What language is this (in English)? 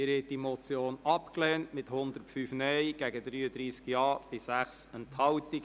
Swiss German